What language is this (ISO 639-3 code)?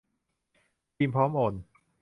tha